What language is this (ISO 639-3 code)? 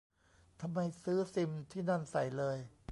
tha